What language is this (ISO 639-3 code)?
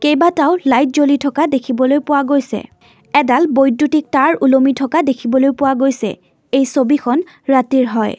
asm